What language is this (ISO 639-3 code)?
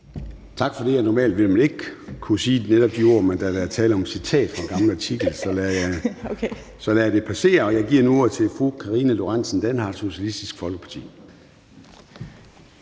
dan